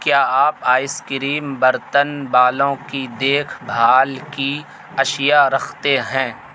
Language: Urdu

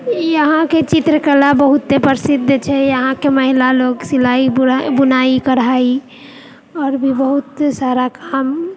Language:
Maithili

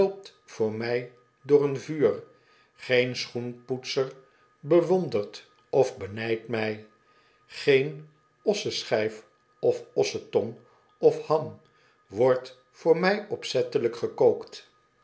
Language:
Dutch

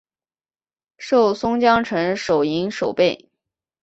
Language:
Chinese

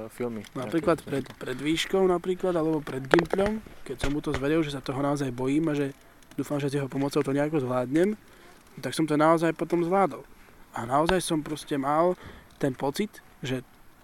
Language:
Slovak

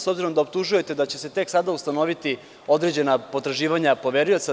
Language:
Serbian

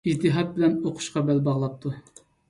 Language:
Uyghur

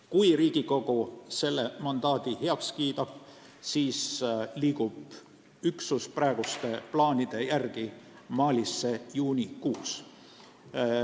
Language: Estonian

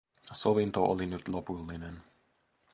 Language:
Finnish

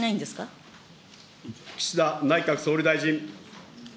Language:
Japanese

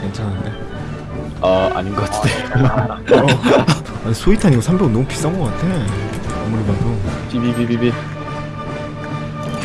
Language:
Korean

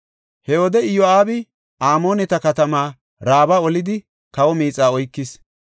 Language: Gofa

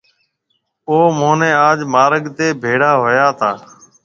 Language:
Marwari (Pakistan)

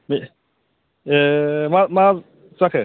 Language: Bodo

